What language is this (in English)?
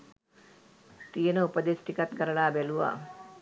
Sinhala